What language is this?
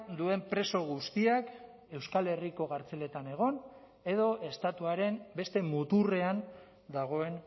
Basque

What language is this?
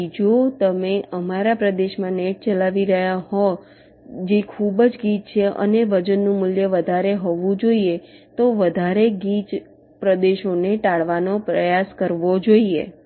Gujarati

